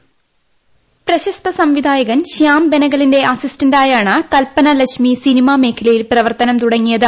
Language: Malayalam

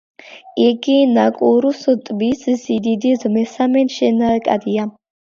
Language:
Georgian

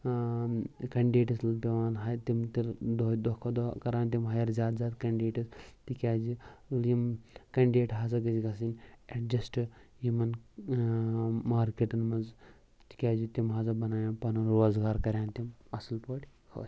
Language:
Kashmiri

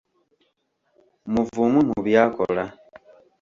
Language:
Ganda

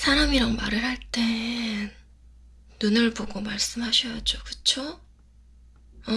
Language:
Korean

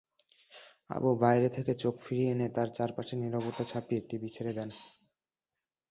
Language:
Bangla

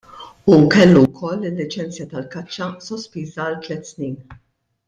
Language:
Maltese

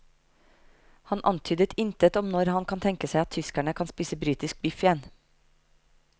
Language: Norwegian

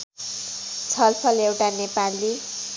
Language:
Nepali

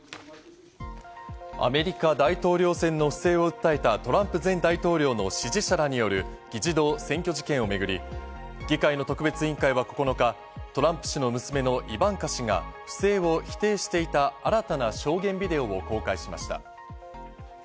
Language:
Japanese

